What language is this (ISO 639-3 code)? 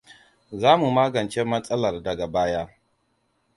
hau